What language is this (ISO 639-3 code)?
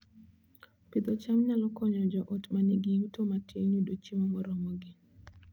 luo